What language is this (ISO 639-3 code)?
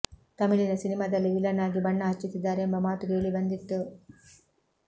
kan